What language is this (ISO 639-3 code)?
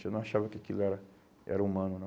por